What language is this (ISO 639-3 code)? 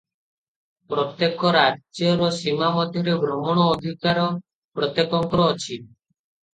ori